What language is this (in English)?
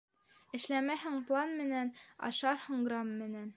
Bashkir